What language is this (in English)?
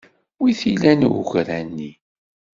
Kabyle